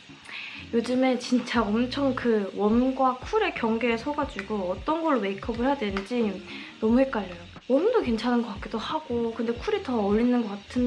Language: Korean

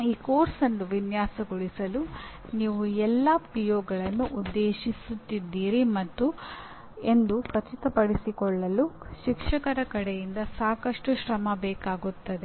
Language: Kannada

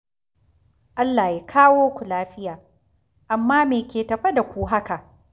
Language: Hausa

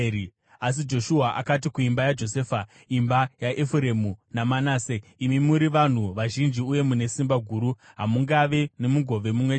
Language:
Shona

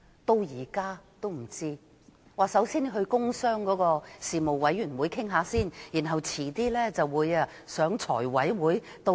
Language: Cantonese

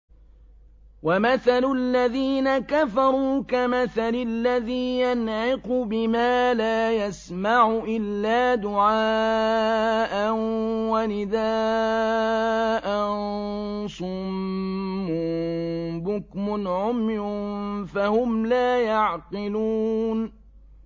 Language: Arabic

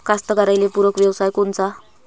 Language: Marathi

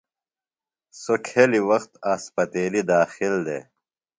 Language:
Phalura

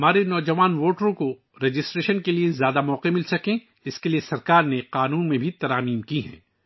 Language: Urdu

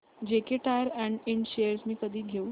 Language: Marathi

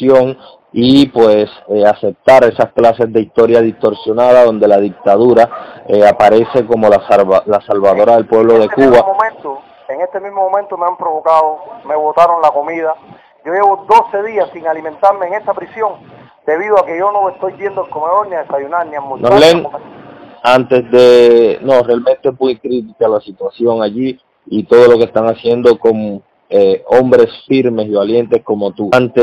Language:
Spanish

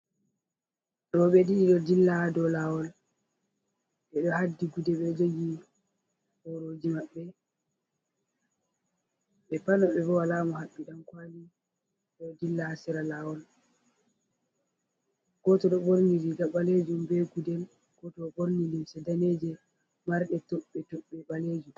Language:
Fula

